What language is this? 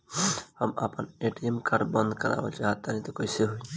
Bhojpuri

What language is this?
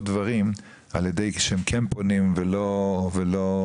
Hebrew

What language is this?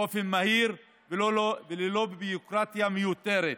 Hebrew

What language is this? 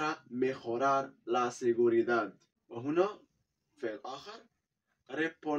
Arabic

